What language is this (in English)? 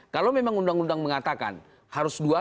Indonesian